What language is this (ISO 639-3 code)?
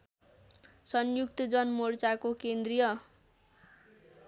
nep